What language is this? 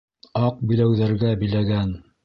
Bashkir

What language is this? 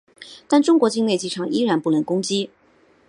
Chinese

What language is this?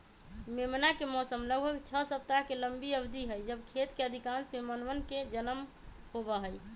Magahi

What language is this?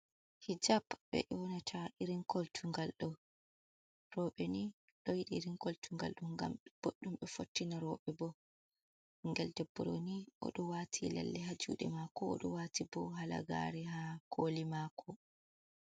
Fula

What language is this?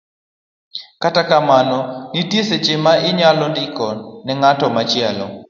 Luo (Kenya and Tanzania)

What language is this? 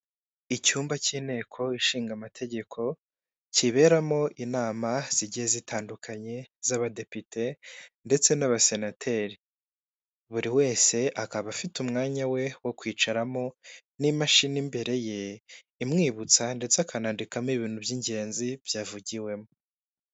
Kinyarwanda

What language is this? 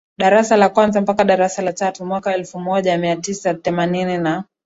Swahili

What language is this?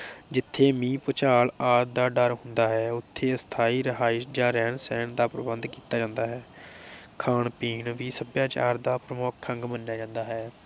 Punjabi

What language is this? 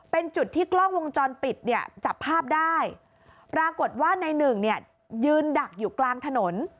Thai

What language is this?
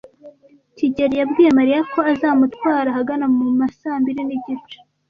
Kinyarwanda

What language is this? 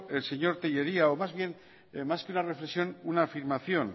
Spanish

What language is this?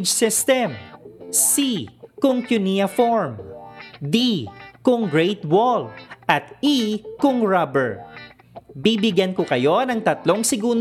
Filipino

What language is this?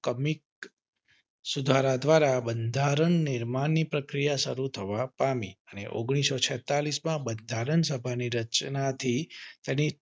Gujarati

